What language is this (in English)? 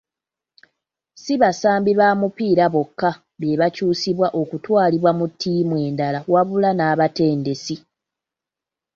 Ganda